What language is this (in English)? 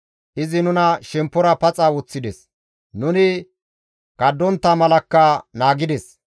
Gamo